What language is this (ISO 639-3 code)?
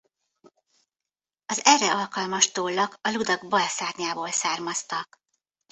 hun